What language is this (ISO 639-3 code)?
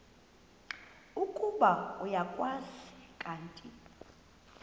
xho